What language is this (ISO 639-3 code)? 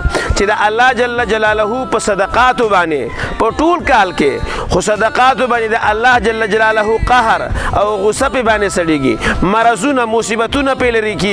ara